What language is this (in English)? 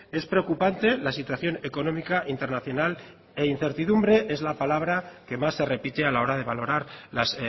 Spanish